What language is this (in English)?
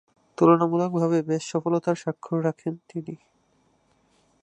Bangla